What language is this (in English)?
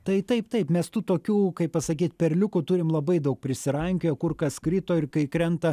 Lithuanian